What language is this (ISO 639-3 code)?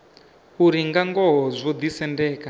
ven